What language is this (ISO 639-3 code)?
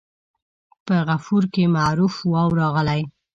pus